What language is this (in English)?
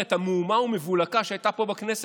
Hebrew